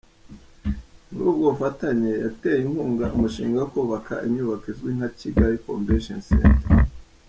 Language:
Kinyarwanda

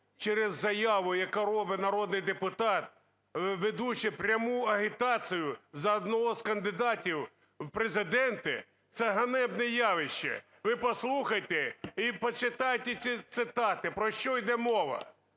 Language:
Ukrainian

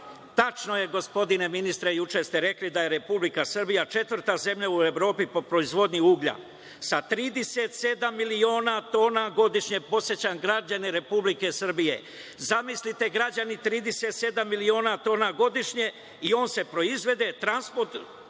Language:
Serbian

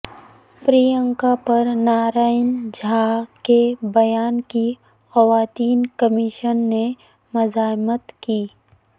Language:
Urdu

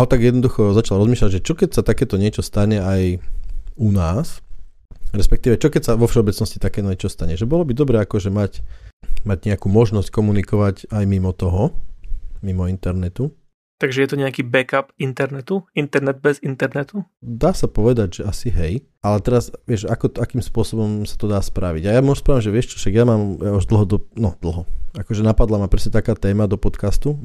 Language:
Slovak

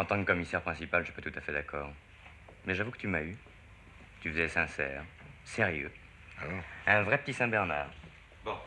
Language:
French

